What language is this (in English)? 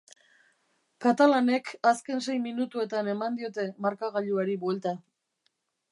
Basque